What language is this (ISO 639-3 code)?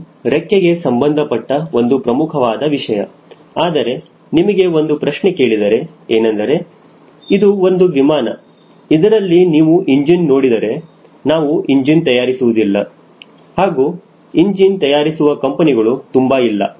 kan